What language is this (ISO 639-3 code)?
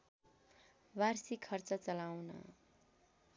nep